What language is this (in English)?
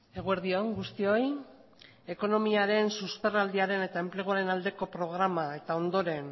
Basque